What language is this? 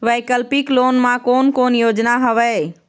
Chhattisgarhi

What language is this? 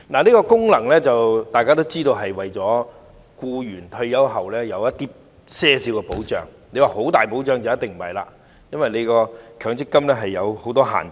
Cantonese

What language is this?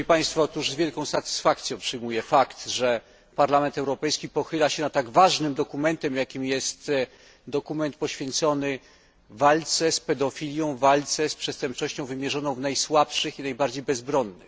Polish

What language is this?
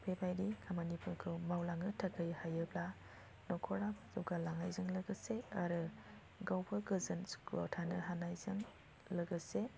Bodo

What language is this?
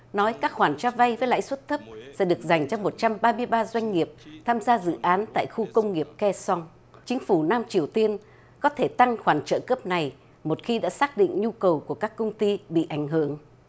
Vietnamese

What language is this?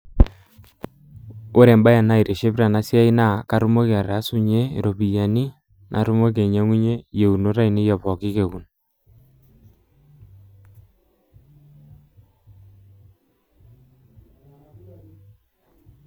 Masai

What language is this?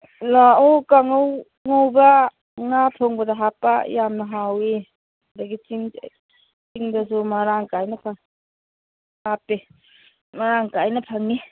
Manipuri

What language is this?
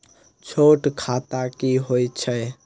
Maithili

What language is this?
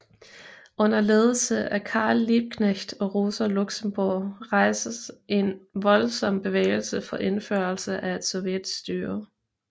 Danish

